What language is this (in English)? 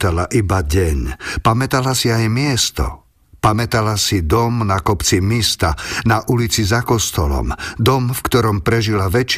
Slovak